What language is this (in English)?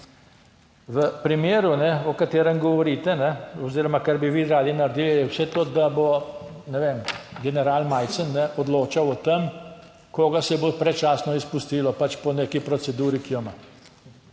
Slovenian